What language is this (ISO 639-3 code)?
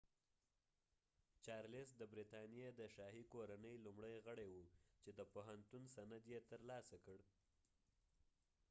pus